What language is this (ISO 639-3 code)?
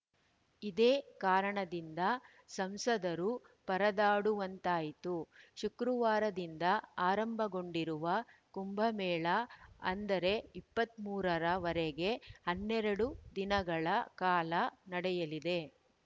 kan